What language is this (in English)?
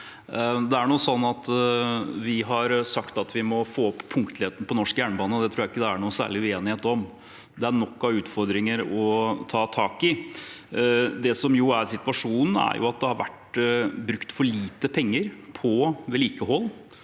Norwegian